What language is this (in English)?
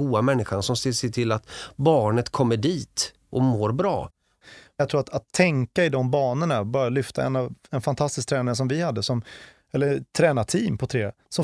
Swedish